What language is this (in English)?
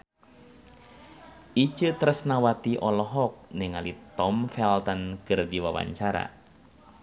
Sundanese